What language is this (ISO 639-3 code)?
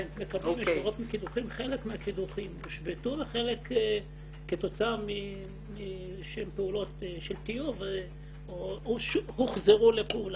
heb